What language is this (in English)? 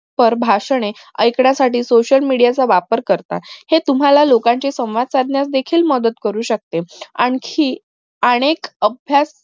Marathi